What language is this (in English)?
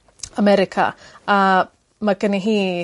Welsh